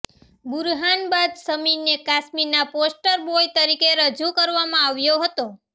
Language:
Gujarati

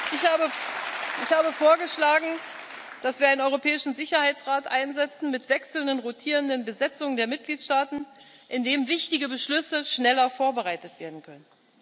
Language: German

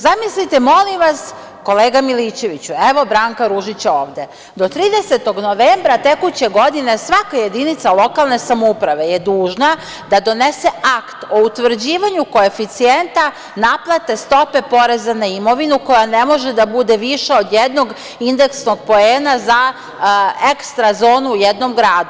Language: Serbian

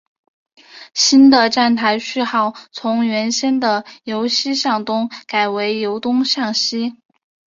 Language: Chinese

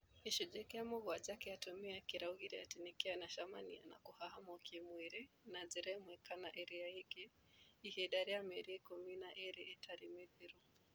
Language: Kikuyu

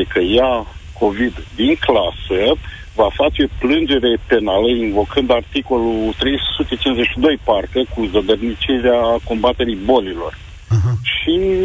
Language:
Romanian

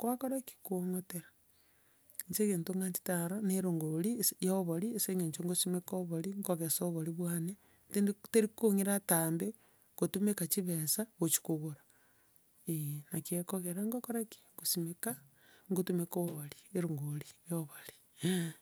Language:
Gusii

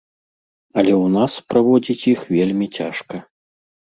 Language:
Belarusian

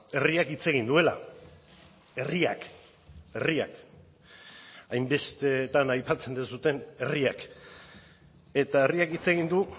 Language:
Basque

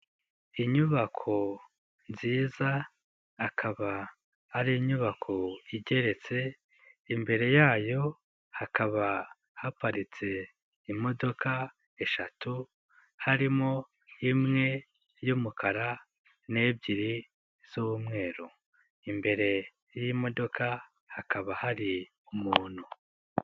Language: Kinyarwanda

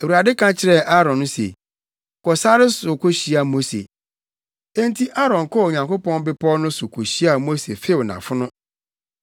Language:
Akan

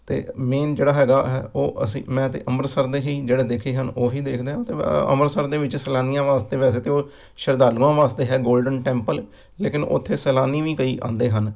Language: Punjabi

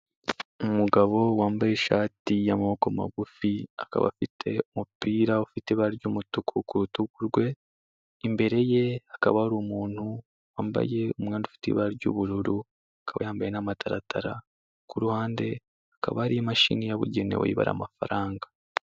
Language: Kinyarwanda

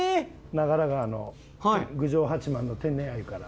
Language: Japanese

